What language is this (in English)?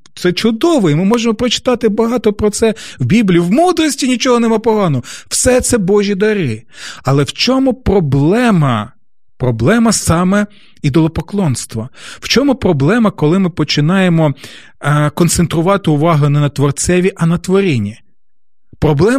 Ukrainian